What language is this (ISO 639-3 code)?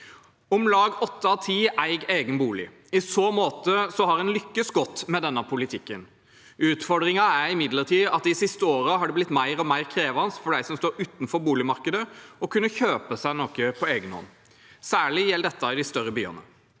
nor